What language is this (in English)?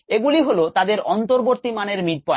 Bangla